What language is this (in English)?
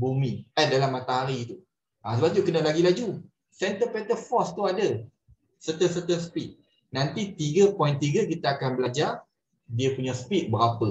Malay